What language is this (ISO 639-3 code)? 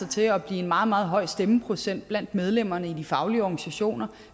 dan